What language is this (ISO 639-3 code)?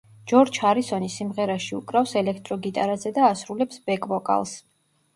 kat